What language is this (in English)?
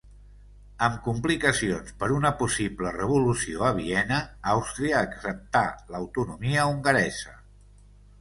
Catalan